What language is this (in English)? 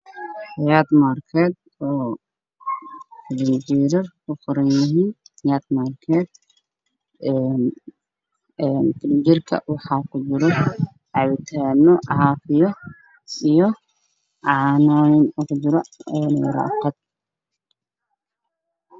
Somali